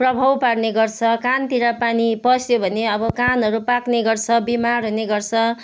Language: Nepali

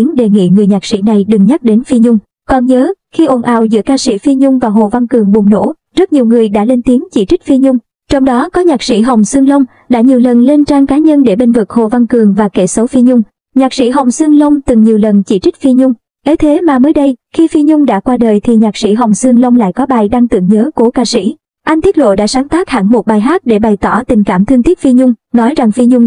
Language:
Vietnamese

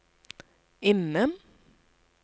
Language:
Norwegian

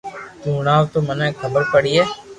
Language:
Loarki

